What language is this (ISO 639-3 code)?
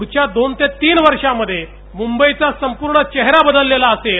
mar